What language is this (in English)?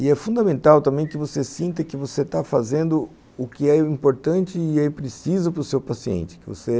Portuguese